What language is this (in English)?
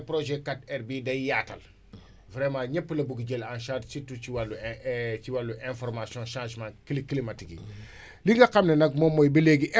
Wolof